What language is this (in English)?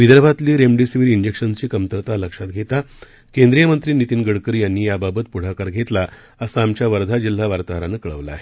Marathi